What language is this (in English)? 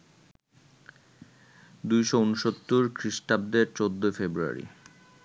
Bangla